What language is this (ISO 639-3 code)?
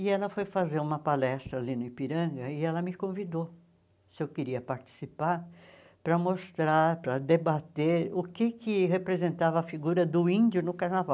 por